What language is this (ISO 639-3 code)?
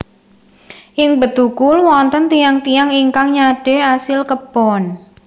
jav